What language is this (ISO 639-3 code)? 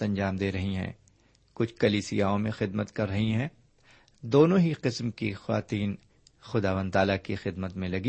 urd